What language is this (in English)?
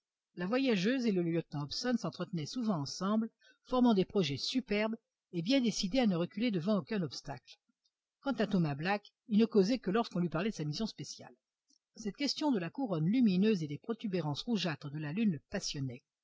French